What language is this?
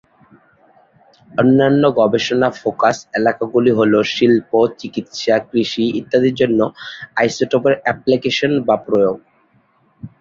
Bangla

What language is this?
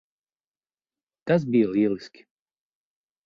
Latvian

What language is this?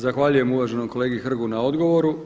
Croatian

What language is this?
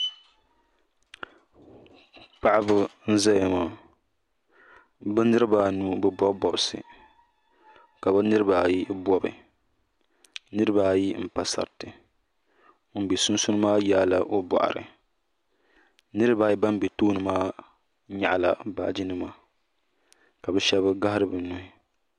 Dagbani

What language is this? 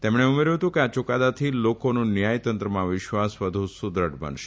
Gujarati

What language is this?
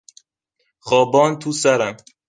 Persian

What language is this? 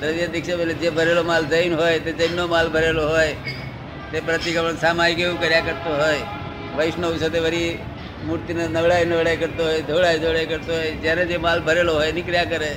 Gujarati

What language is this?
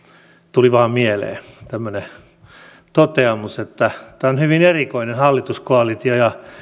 Finnish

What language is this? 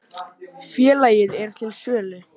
Icelandic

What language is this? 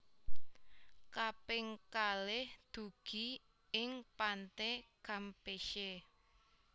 Javanese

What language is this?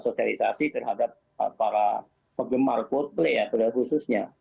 Indonesian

